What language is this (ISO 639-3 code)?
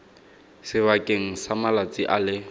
tsn